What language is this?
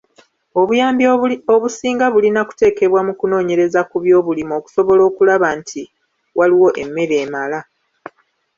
Ganda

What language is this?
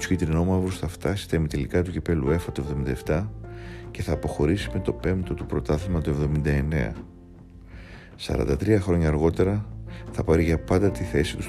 Greek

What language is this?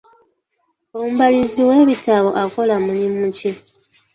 Ganda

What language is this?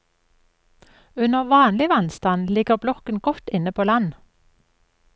Norwegian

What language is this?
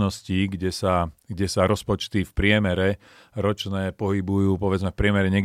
Slovak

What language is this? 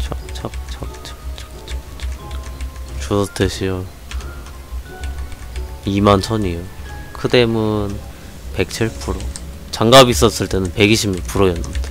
Korean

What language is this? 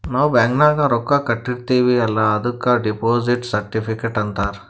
Kannada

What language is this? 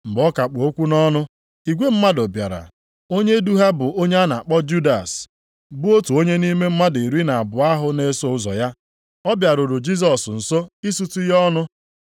Igbo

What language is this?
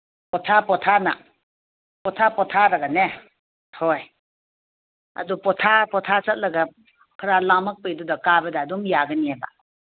Manipuri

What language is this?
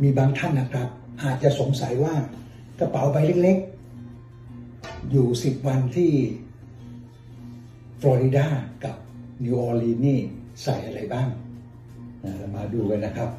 Thai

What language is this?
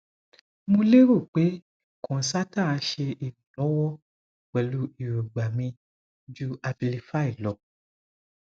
Yoruba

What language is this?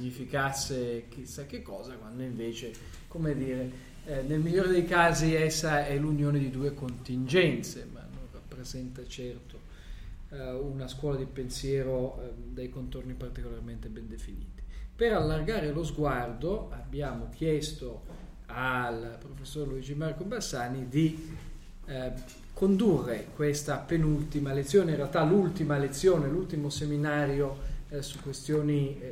Italian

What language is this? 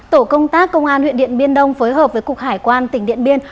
Vietnamese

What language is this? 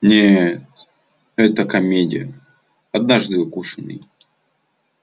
Russian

